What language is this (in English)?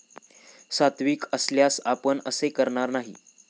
Marathi